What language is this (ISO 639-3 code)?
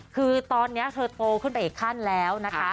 tha